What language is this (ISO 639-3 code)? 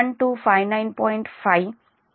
tel